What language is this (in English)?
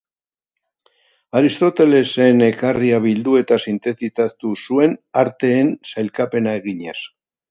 Basque